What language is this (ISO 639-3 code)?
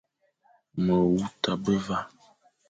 fan